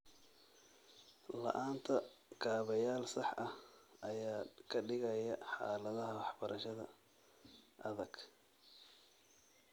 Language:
Somali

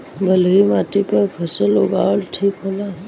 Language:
Bhojpuri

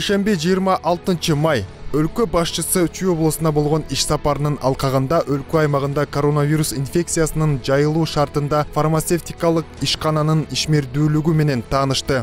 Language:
Turkish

